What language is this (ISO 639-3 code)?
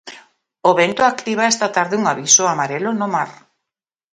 glg